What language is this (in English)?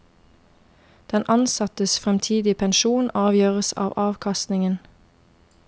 Norwegian